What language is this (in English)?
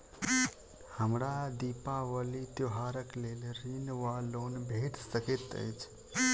Maithili